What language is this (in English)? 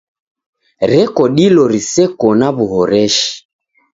Taita